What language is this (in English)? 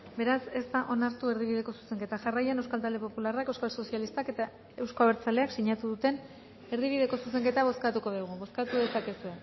Basque